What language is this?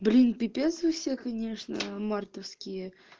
Russian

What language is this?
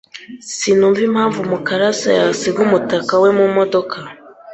Kinyarwanda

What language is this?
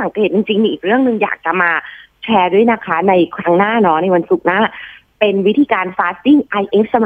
Thai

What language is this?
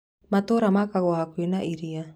Kikuyu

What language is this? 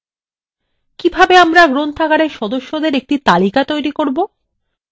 Bangla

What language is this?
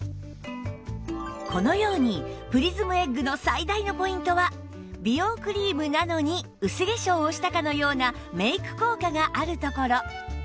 Japanese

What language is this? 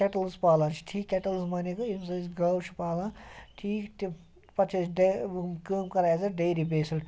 Kashmiri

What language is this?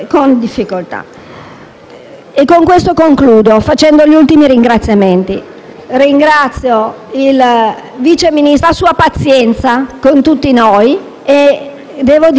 Italian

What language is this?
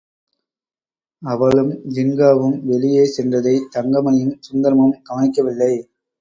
Tamil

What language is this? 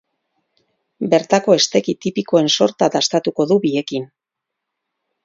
Basque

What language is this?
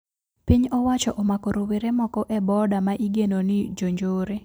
Luo (Kenya and Tanzania)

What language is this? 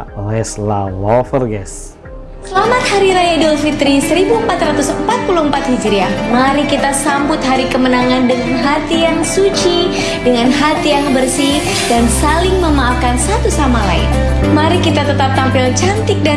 Indonesian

